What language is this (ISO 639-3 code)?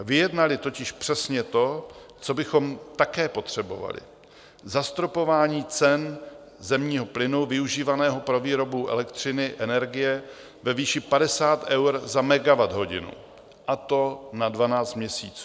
ces